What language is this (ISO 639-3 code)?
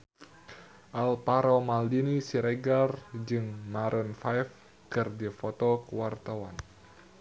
sun